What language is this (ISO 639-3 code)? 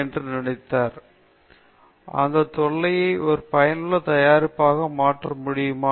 tam